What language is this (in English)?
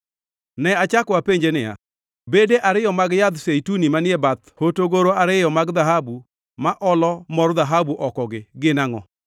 Luo (Kenya and Tanzania)